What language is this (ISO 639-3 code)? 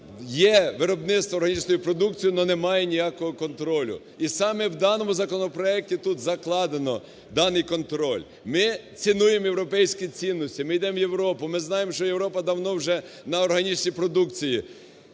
ukr